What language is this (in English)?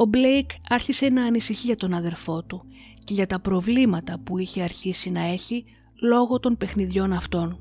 Greek